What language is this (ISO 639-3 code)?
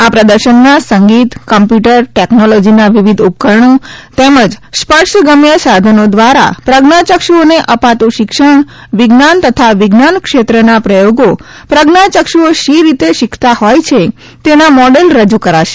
guj